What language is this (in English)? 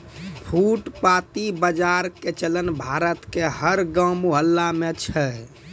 Maithili